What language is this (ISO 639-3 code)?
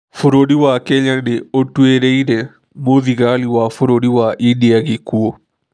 kik